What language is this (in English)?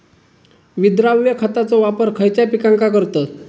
Marathi